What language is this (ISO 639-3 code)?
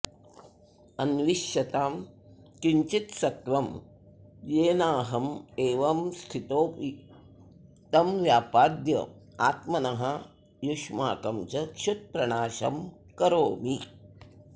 san